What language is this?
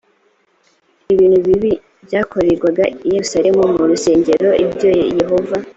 Kinyarwanda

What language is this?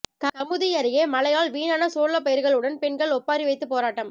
Tamil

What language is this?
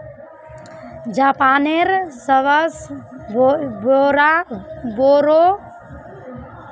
Magahi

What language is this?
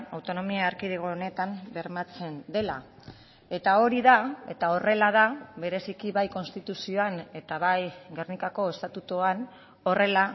Basque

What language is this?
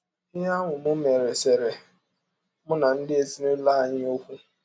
Igbo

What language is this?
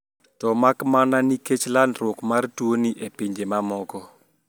Luo (Kenya and Tanzania)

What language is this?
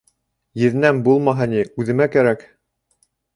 Bashkir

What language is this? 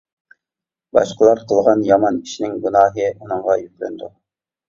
Uyghur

